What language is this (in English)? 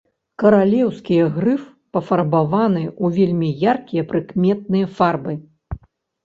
Belarusian